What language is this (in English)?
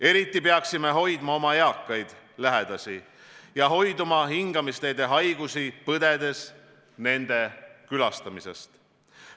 Estonian